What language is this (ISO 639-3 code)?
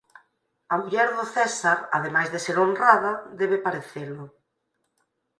glg